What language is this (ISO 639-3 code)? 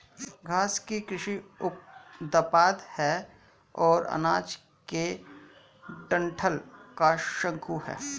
hin